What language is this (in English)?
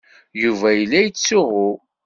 Kabyle